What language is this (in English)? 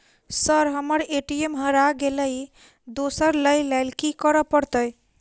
Maithili